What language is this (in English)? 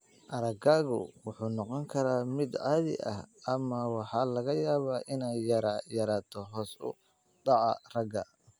Somali